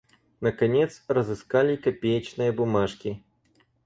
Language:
Russian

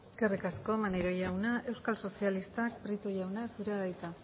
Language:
Basque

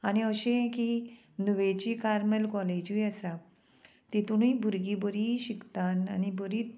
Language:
Konkani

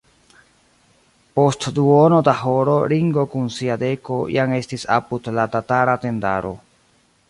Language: Esperanto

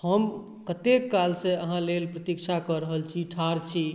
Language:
Maithili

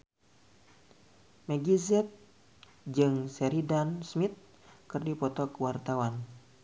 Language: Sundanese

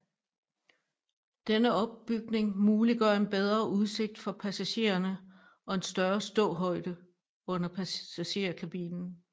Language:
Danish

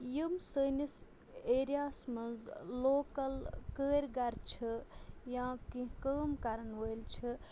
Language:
Kashmiri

